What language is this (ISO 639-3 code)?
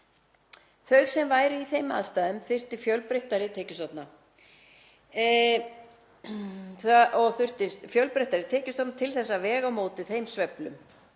isl